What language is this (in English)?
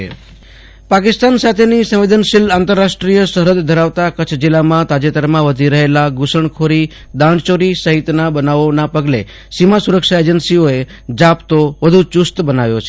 Gujarati